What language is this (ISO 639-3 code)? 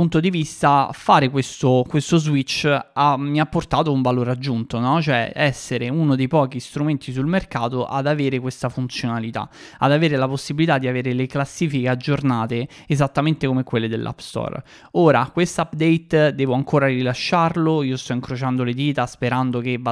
ita